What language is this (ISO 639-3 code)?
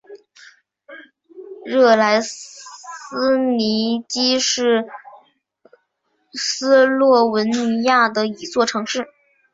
zho